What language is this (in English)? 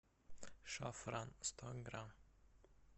Russian